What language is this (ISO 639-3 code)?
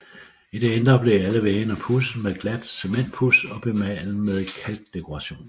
dan